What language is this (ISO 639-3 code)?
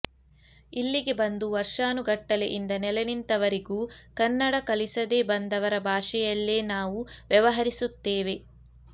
kan